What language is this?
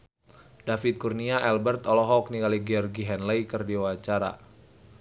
Sundanese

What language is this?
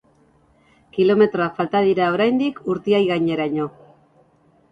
Basque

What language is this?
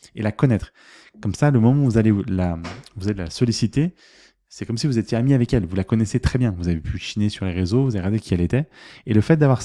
French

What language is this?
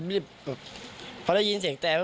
Thai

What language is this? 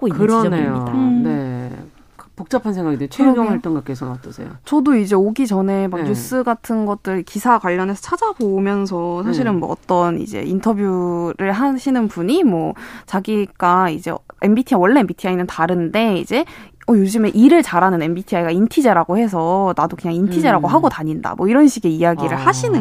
Korean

